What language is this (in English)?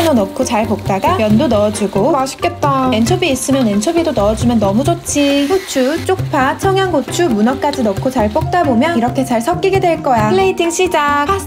Korean